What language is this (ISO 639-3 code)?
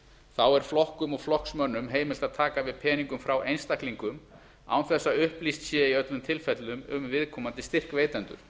isl